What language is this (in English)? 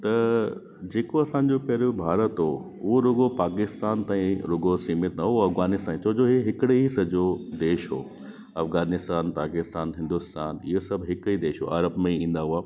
Sindhi